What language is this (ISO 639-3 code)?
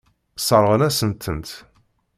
kab